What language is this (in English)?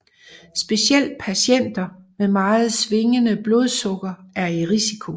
Danish